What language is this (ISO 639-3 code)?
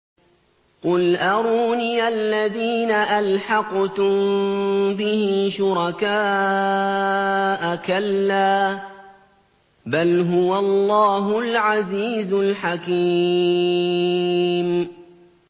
ara